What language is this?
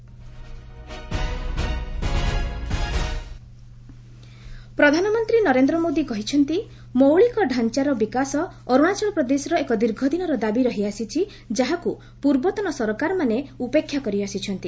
Odia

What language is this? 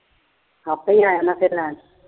Punjabi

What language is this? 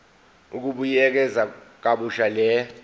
Zulu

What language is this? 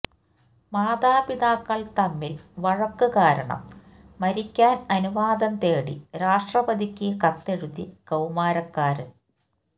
Malayalam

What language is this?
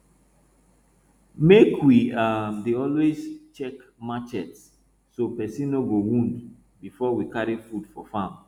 Nigerian Pidgin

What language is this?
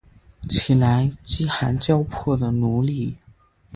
Chinese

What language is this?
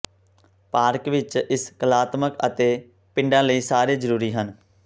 Punjabi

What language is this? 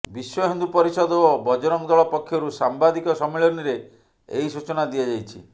Odia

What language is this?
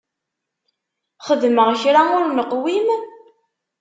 Kabyle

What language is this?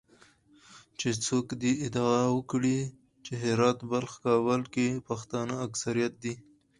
Pashto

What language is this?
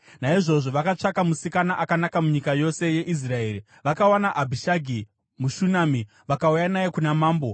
Shona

